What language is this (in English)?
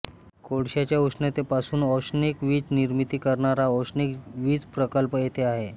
Marathi